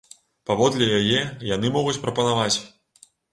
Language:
Belarusian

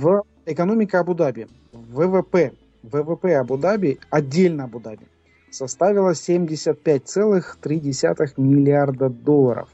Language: Russian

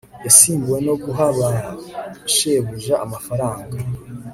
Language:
Kinyarwanda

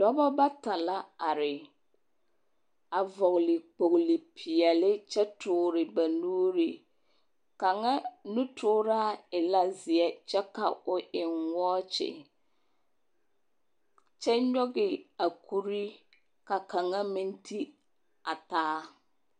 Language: Southern Dagaare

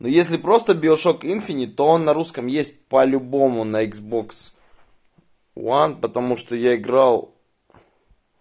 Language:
Russian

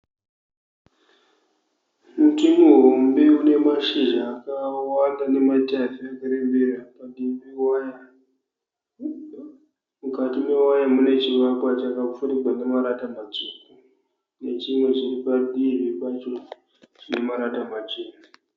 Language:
Shona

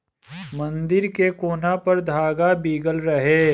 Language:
Bhojpuri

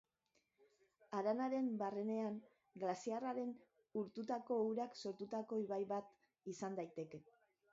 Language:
Basque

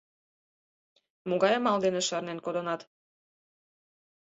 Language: Mari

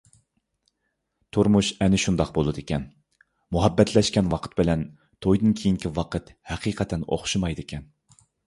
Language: Uyghur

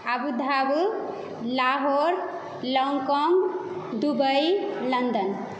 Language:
Maithili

